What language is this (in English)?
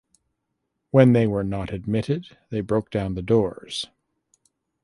English